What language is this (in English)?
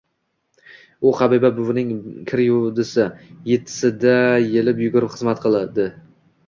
Uzbek